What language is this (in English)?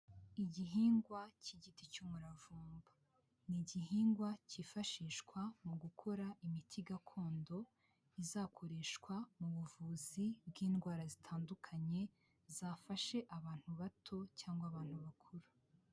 Kinyarwanda